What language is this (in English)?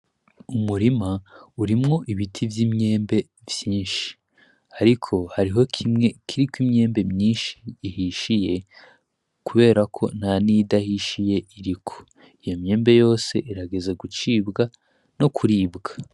Rundi